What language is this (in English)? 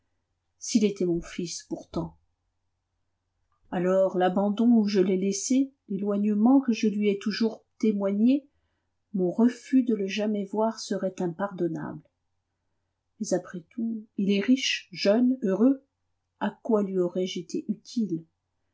French